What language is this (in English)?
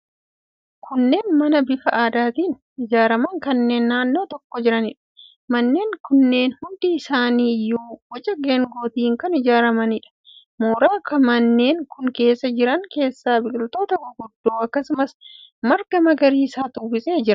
Oromo